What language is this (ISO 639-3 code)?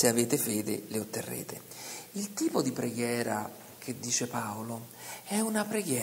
ita